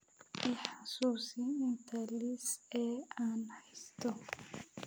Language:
Somali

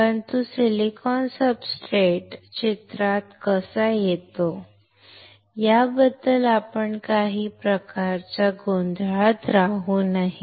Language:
Marathi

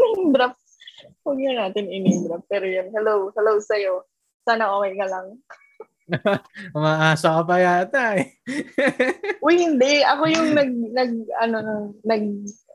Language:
Filipino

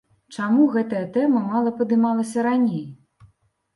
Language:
Belarusian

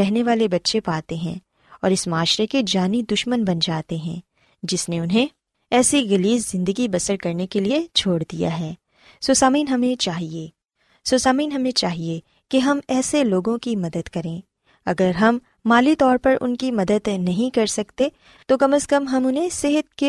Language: Urdu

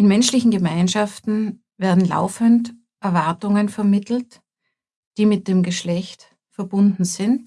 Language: German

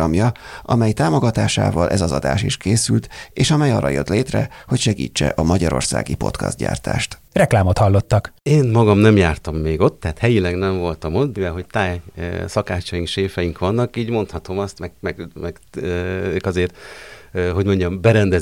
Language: Hungarian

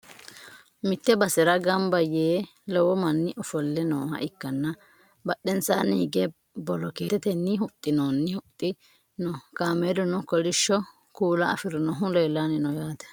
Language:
Sidamo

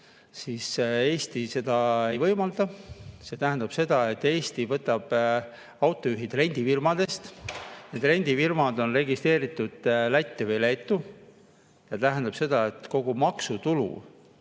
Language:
Estonian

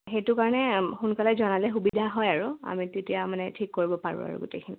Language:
Assamese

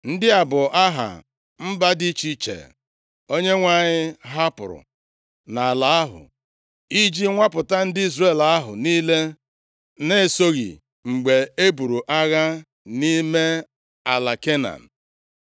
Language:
Igbo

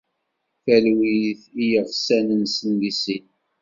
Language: Kabyle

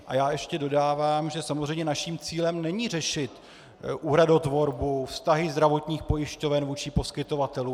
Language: Czech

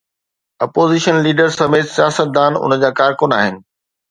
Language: Sindhi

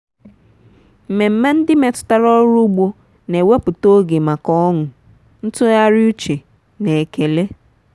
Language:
Igbo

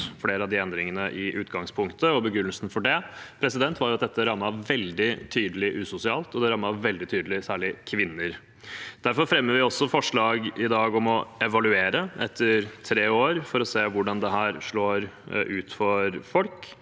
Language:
Norwegian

